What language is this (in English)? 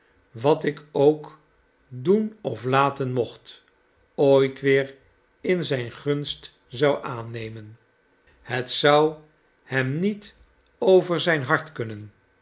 Dutch